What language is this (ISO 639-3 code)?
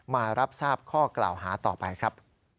tha